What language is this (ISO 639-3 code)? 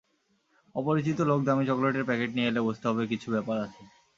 ben